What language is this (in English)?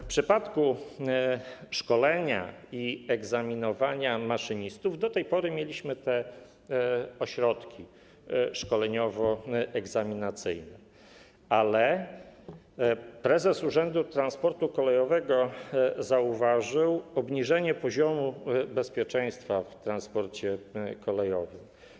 Polish